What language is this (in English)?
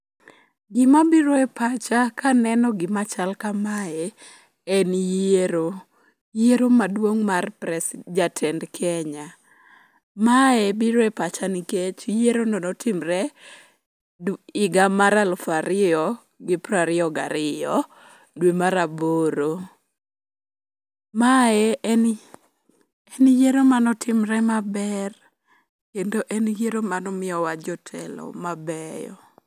Luo (Kenya and Tanzania)